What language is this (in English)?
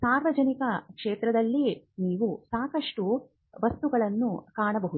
Kannada